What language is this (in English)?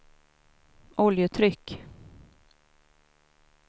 Swedish